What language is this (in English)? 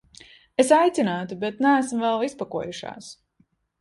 Latvian